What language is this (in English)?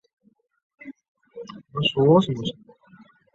Chinese